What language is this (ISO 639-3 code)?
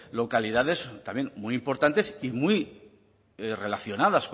spa